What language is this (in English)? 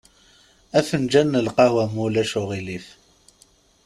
Kabyle